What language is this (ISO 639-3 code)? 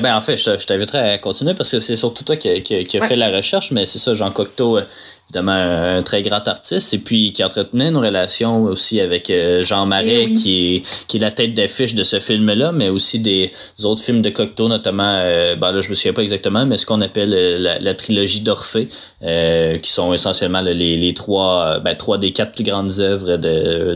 fra